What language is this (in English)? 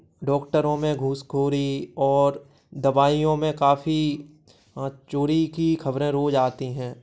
Hindi